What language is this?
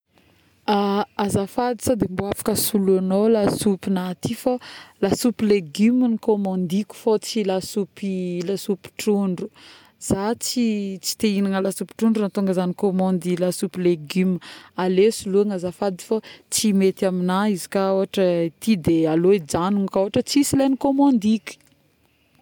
Northern Betsimisaraka Malagasy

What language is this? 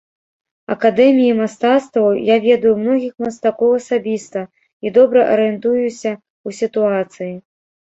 Belarusian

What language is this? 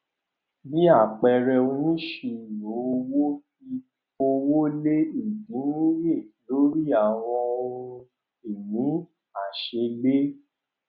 Yoruba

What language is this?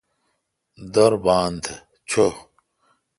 Kalkoti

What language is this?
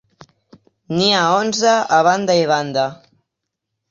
Catalan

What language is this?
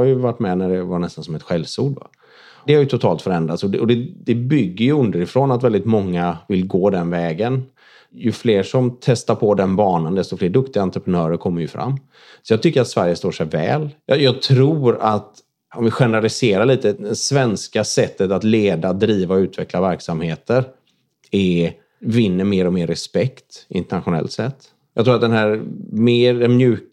Swedish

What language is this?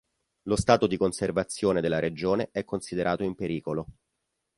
Italian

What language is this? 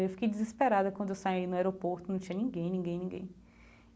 Portuguese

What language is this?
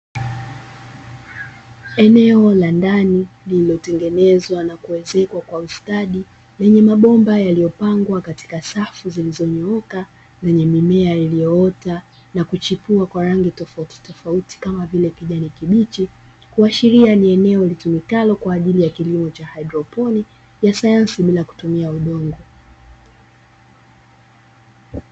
Swahili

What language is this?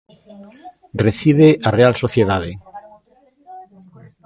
Galician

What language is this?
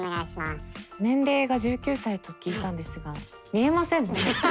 Japanese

